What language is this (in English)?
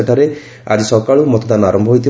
Odia